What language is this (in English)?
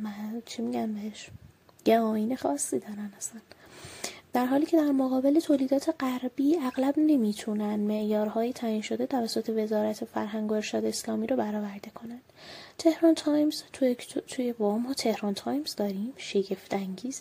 Persian